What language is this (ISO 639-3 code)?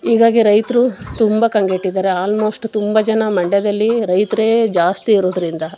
kan